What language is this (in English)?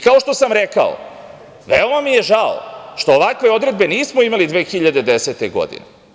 Serbian